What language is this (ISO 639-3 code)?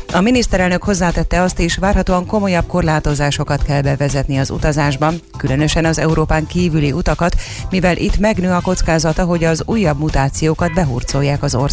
hun